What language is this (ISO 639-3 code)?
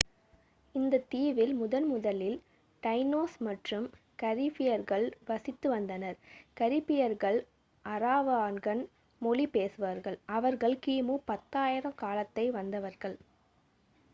tam